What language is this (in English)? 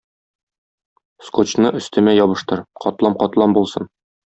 Tatar